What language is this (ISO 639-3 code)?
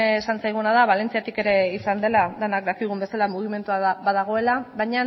eus